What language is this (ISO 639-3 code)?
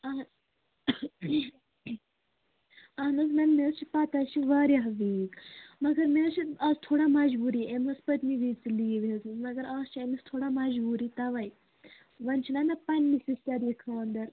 kas